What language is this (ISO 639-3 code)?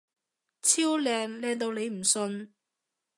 yue